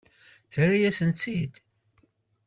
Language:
Kabyle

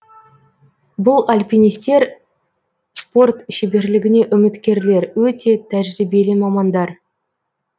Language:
Kazakh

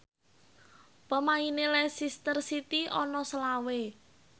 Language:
Javanese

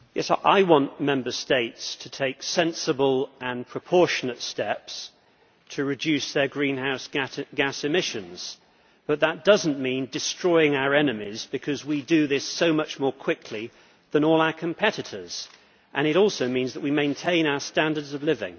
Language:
English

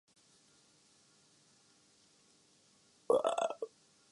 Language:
Urdu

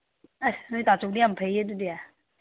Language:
Manipuri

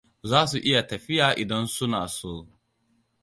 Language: Hausa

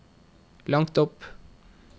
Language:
Norwegian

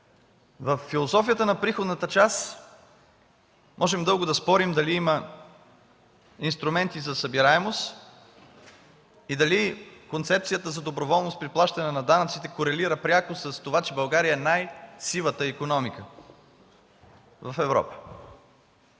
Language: Bulgarian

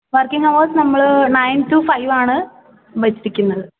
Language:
Malayalam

